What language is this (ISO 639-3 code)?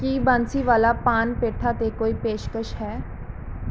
pan